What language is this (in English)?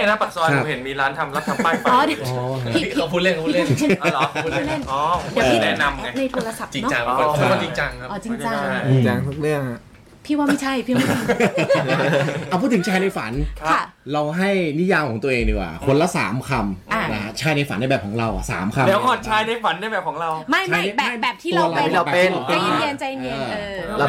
Thai